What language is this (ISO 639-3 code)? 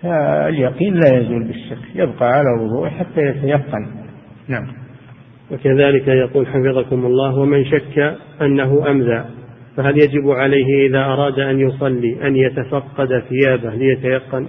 ara